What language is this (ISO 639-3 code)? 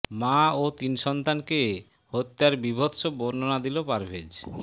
ben